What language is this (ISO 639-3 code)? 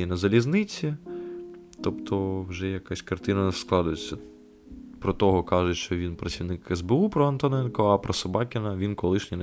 ukr